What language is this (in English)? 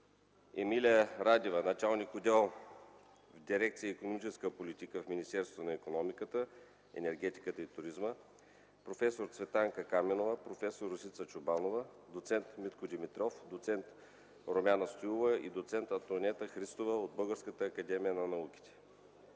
Bulgarian